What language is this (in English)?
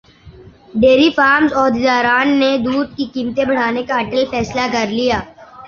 Urdu